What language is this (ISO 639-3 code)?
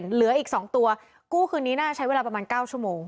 tha